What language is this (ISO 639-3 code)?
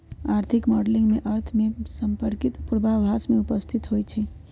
mag